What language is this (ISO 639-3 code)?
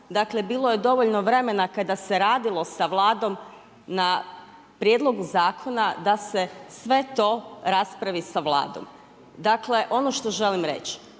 hrv